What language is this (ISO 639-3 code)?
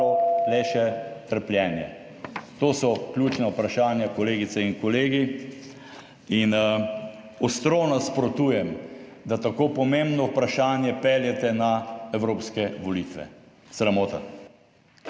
slv